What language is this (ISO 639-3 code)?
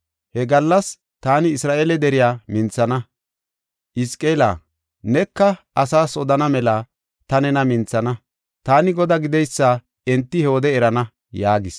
gof